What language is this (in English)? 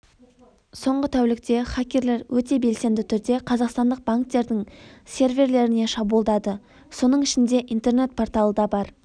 Kazakh